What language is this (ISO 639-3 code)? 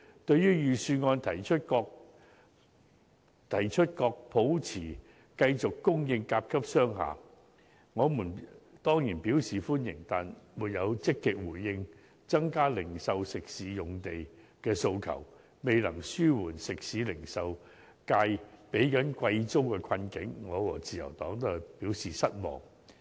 yue